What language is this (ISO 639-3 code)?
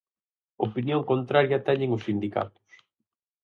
glg